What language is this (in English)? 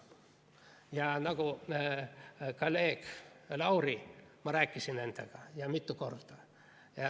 Estonian